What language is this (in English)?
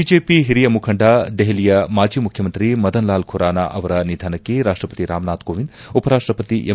Kannada